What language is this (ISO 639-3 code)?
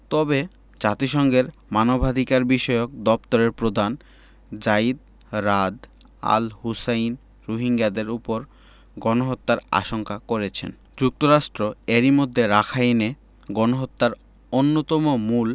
ben